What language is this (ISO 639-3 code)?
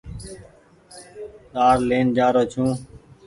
gig